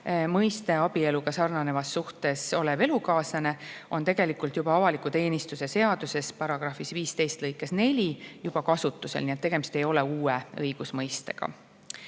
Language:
Estonian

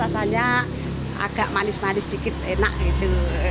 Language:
Indonesian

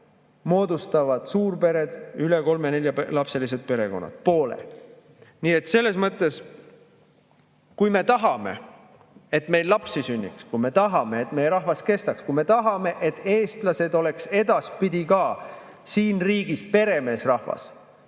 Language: Estonian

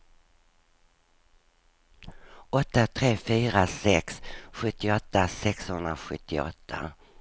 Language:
Swedish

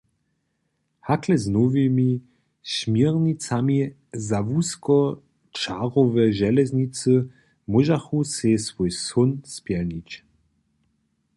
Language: Upper Sorbian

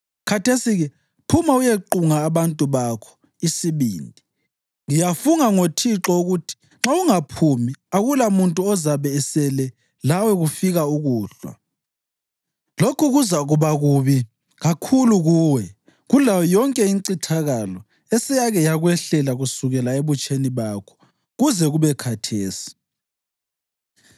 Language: North Ndebele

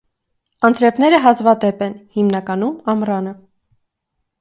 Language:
Armenian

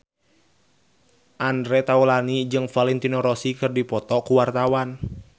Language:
Sundanese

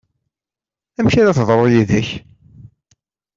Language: Kabyle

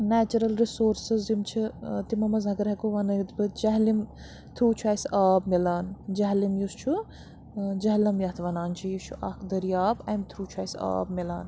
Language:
Kashmiri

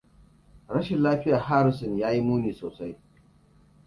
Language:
Hausa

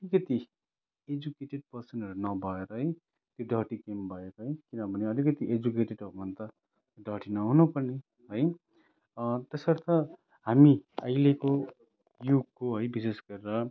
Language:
Nepali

